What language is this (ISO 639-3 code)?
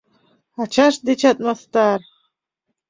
chm